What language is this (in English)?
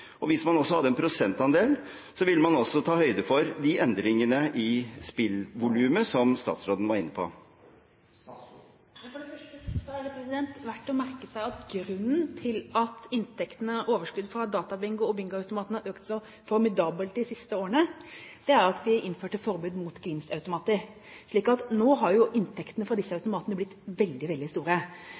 Norwegian Bokmål